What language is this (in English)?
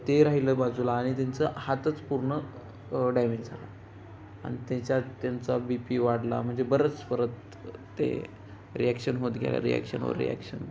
Marathi